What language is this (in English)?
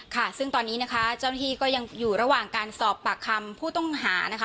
Thai